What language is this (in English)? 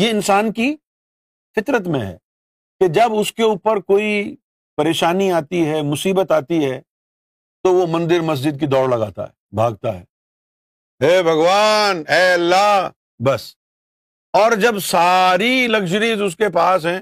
Urdu